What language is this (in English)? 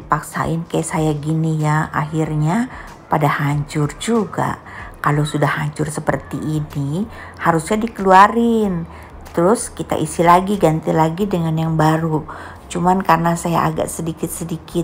Indonesian